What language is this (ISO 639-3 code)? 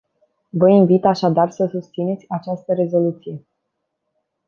ron